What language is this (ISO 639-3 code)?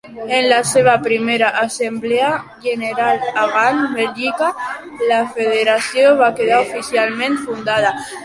cat